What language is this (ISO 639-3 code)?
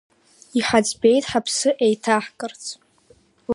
abk